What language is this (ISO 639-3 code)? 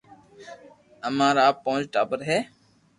lrk